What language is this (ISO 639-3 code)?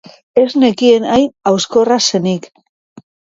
eus